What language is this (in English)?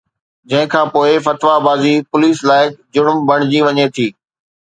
Sindhi